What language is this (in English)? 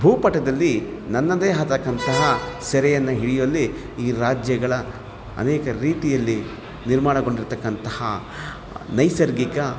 Kannada